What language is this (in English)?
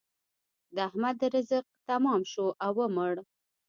Pashto